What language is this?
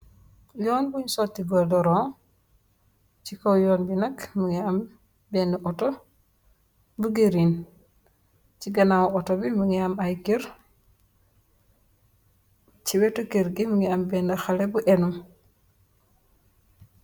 Wolof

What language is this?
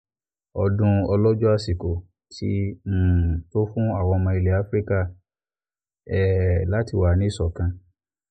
Yoruba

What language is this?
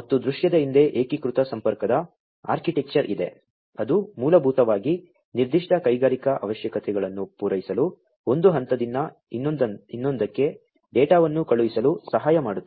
Kannada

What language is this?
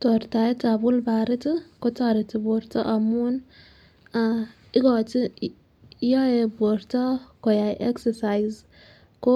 Kalenjin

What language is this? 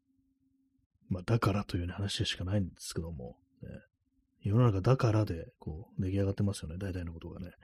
Japanese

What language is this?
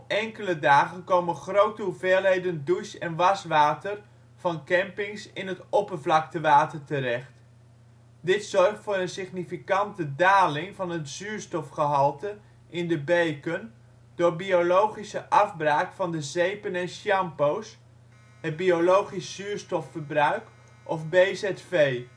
Dutch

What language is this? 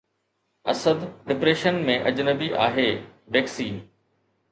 Sindhi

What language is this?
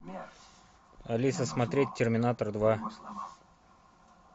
Russian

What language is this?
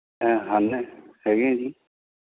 Punjabi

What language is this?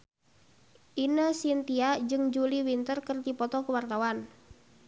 Sundanese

